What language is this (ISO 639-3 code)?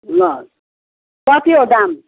nep